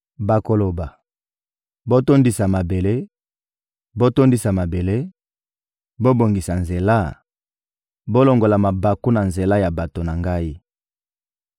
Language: Lingala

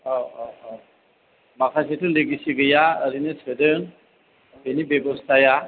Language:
Bodo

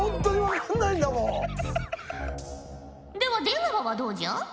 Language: Japanese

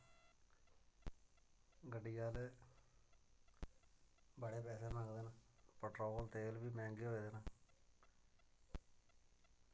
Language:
Dogri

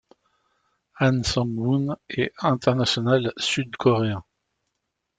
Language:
French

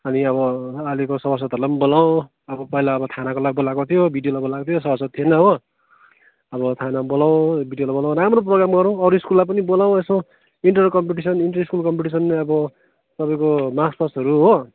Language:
Nepali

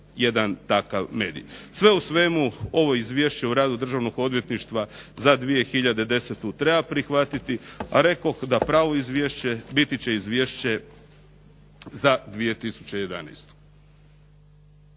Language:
Croatian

